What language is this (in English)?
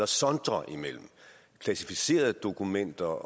Danish